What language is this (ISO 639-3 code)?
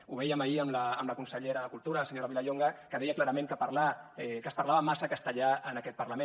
cat